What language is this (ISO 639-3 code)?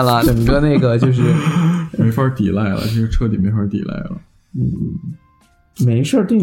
zho